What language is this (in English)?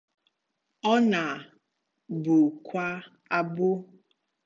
Igbo